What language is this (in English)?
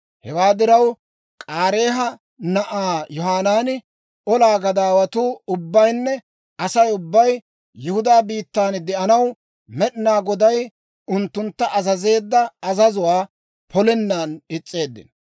Dawro